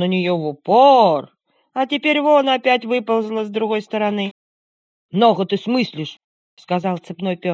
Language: Russian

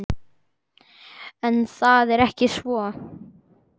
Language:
Icelandic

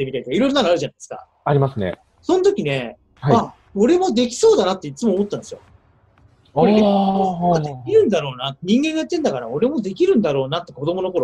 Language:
Japanese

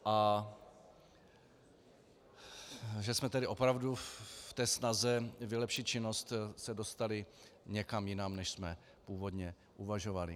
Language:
Czech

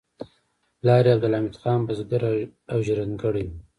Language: Pashto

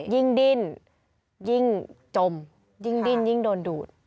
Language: Thai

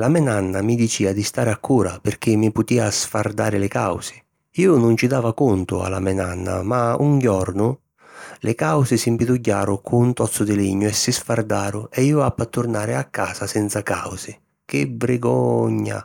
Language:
Sicilian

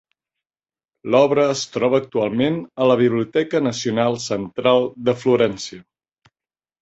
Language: Catalan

